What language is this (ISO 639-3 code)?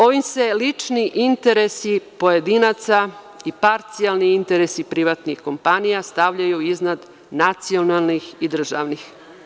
srp